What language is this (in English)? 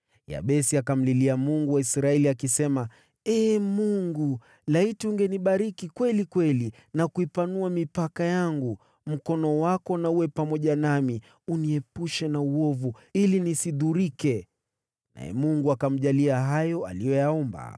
Swahili